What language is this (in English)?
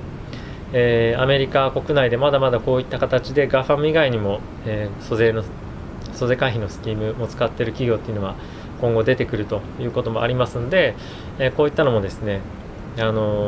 Japanese